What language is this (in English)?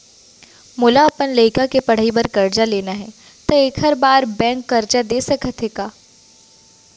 Chhattisgarhi